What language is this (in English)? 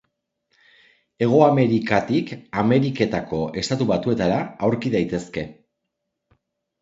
Basque